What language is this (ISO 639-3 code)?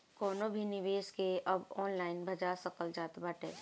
bho